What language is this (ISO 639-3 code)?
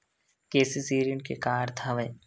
hne